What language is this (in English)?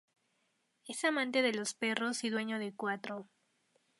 Spanish